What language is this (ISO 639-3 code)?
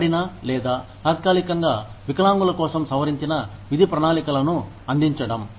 tel